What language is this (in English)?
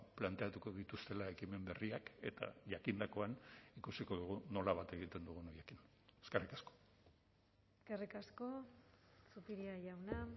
Basque